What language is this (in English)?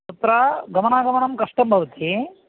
Sanskrit